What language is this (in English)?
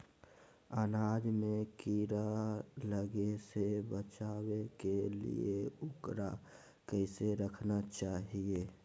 Magahi